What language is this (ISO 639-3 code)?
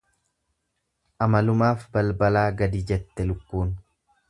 orm